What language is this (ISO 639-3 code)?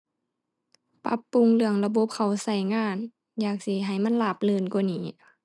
tha